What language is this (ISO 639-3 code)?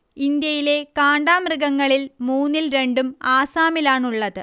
mal